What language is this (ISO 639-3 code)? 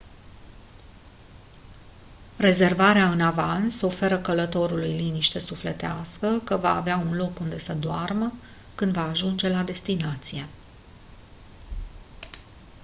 ron